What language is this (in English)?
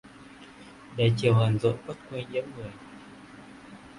Vietnamese